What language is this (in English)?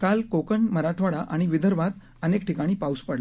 Marathi